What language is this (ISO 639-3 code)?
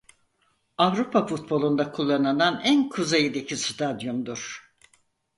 tur